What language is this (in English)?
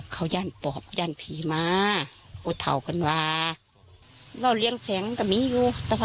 Thai